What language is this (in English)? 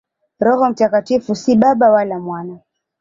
Swahili